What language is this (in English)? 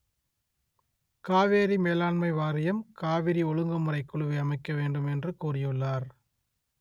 Tamil